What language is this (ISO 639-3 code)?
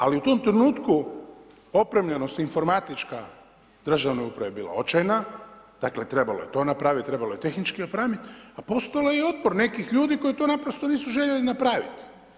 hrv